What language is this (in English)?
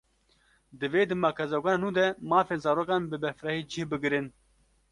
Kurdish